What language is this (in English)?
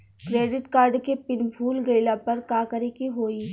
Bhojpuri